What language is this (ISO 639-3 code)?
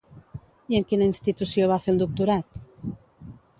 cat